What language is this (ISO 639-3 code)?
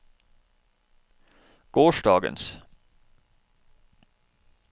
nor